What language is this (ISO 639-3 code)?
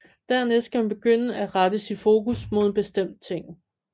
dan